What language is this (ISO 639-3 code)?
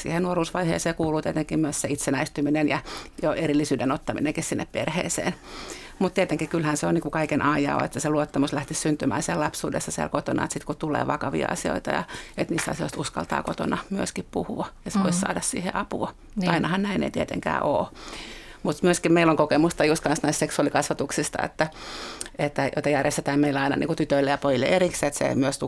fin